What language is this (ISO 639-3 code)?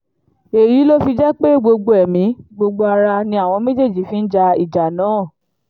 yor